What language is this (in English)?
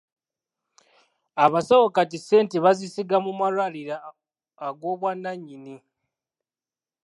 Ganda